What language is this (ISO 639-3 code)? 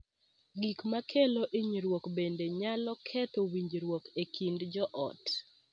luo